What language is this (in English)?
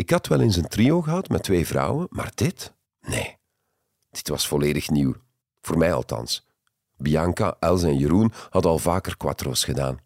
Dutch